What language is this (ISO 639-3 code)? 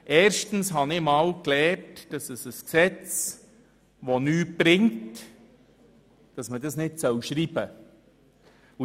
gsw